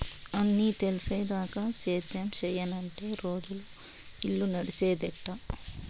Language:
Telugu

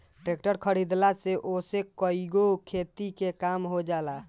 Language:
Bhojpuri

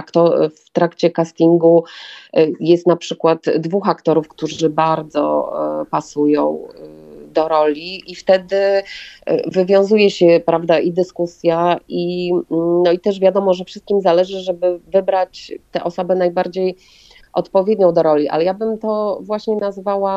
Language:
Polish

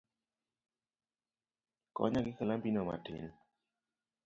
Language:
Luo (Kenya and Tanzania)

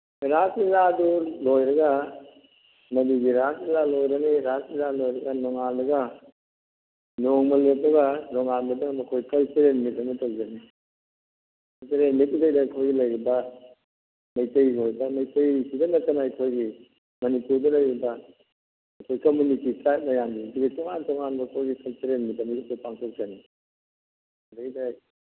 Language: Manipuri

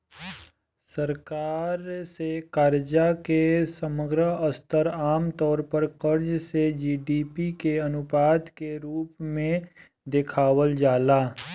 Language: Bhojpuri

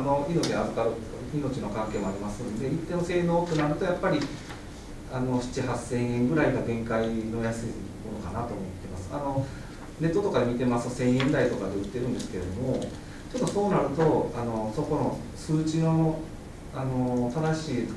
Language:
Japanese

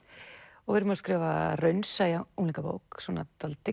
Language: Icelandic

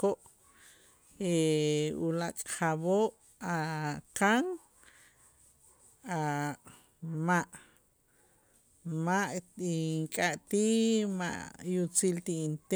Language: Itzá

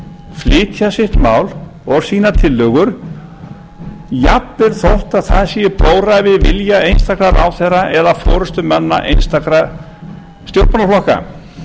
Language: Icelandic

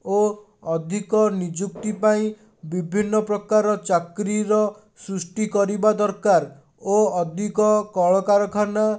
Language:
Odia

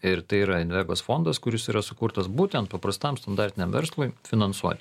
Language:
Lithuanian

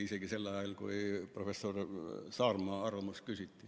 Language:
Estonian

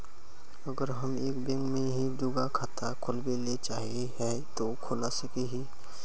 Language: Magahi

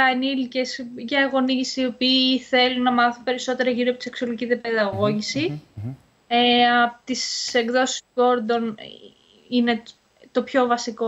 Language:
Greek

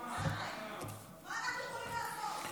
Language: Hebrew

